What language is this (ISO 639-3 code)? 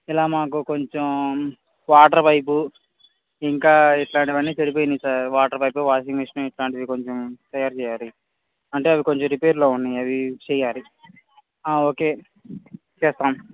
tel